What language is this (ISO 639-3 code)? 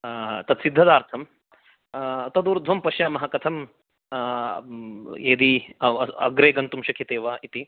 san